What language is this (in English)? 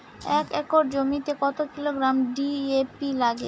Bangla